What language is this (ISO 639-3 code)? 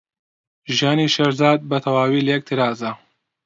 ckb